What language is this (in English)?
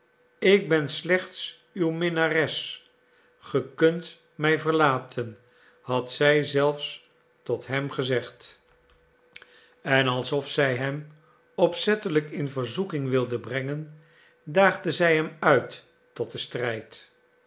Dutch